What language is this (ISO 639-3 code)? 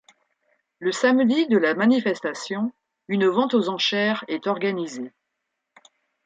fra